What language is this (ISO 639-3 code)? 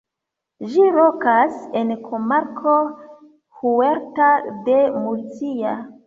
epo